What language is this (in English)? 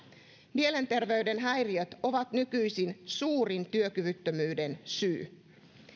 Finnish